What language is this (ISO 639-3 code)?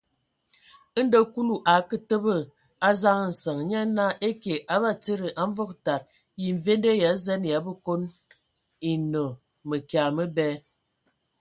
ewo